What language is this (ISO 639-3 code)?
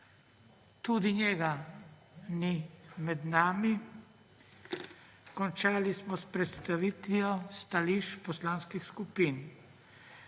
slv